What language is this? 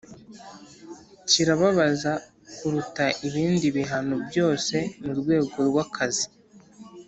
Kinyarwanda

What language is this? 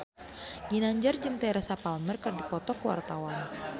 Sundanese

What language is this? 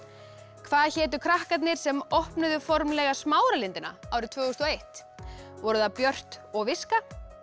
Icelandic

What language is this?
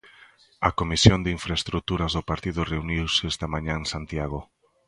Galician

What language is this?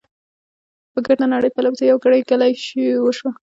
Pashto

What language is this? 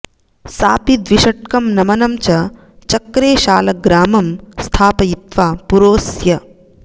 Sanskrit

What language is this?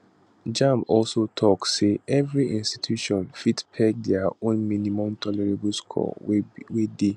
Nigerian Pidgin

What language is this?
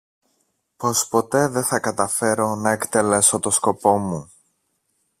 Greek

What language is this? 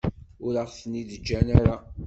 Kabyle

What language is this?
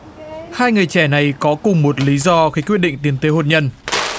Vietnamese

